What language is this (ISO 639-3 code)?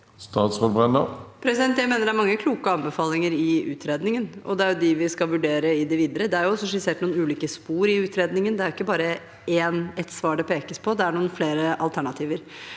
nor